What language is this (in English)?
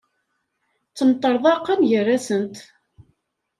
Kabyle